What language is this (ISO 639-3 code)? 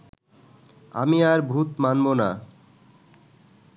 ben